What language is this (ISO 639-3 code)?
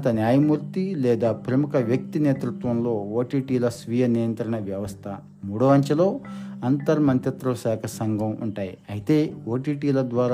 tel